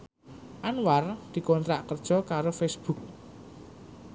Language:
Javanese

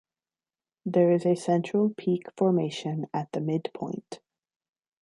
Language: English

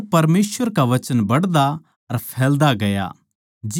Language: Haryanvi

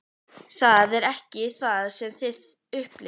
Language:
Icelandic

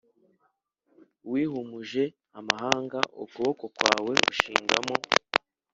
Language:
Kinyarwanda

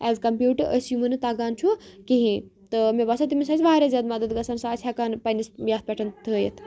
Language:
Kashmiri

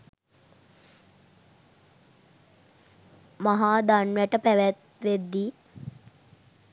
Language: Sinhala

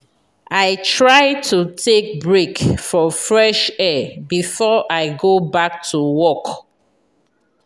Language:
Nigerian Pidgin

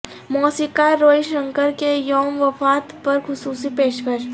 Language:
Urdu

